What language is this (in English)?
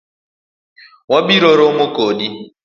Luo (Kenya and Tanzania)